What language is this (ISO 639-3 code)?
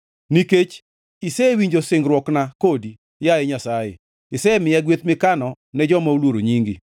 luo